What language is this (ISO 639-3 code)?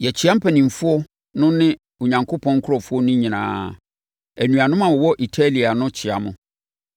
aka